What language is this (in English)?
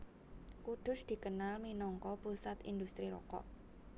Javanese